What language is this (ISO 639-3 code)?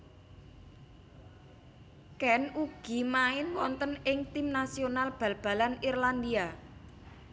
jav